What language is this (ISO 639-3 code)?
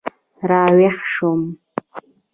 pus